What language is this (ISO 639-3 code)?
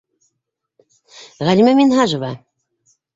bak